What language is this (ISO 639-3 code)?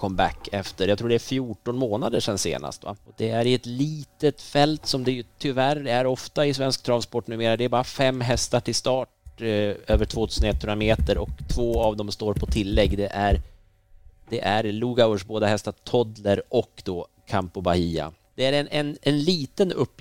swe